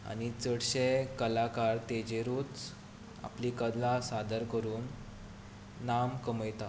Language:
Konkani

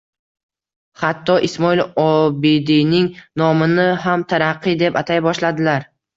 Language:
Uzbek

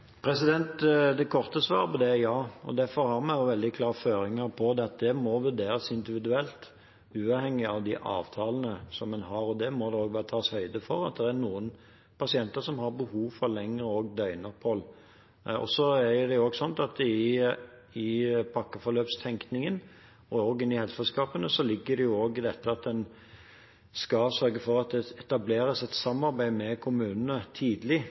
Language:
Norwegian Bokmål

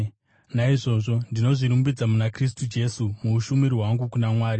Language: Shona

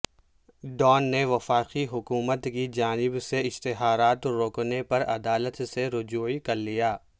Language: Urdu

